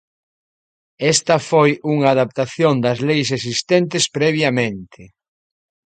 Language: Galician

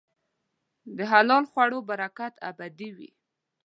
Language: Pashto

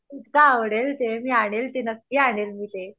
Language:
Marathi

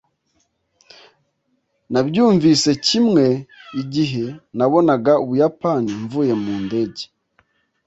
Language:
Kinyarwanda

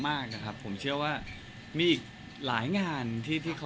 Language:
Thai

